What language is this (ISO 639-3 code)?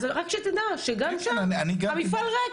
heb